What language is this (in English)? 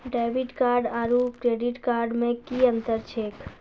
Maithili